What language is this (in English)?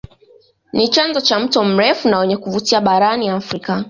Swahili